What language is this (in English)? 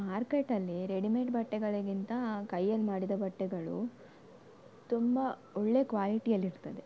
Kannada